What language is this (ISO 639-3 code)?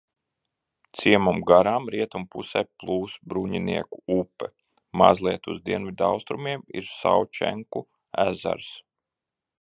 lav